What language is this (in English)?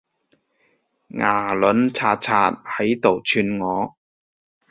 Cantonese